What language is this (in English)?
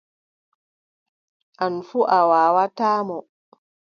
Adamawa Fulfulde